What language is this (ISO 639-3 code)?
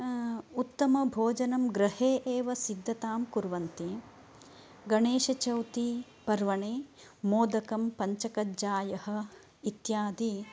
san